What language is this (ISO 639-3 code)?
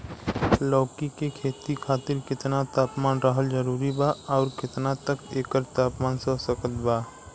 bho